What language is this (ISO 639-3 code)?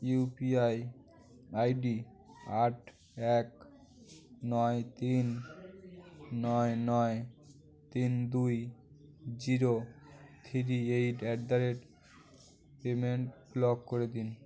ben